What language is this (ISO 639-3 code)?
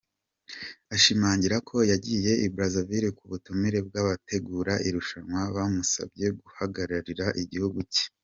kin